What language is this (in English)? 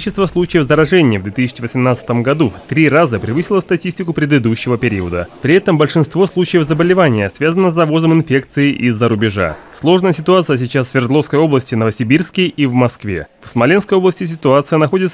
Russian